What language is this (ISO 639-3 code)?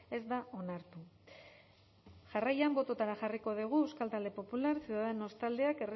eus